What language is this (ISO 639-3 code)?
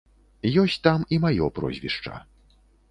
bel